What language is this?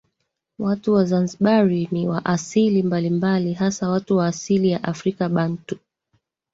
Swahili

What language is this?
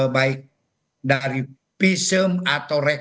Indonesian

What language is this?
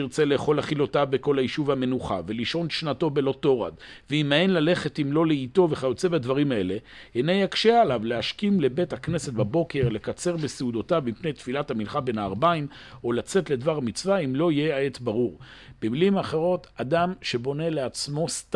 Hebrew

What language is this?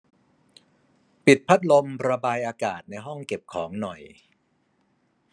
Thai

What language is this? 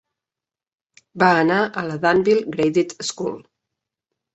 Catalan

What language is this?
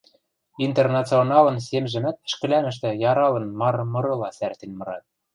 Western Mari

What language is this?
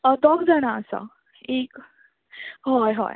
Konkani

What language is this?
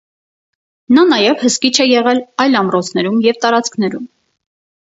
Armenian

